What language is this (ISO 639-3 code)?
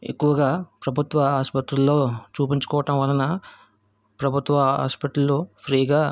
tel